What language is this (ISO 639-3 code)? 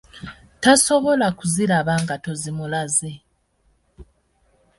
lug